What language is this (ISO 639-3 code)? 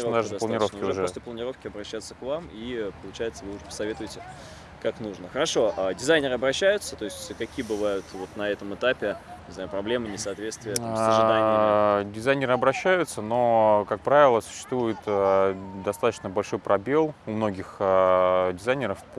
rus